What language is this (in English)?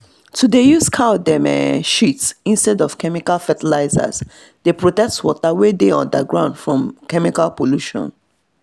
Nigerian Pidgin